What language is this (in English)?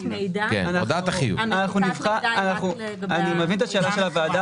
Hebrew